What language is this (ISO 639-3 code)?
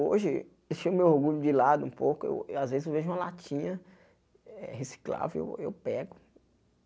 por